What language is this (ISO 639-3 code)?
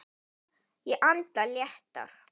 isl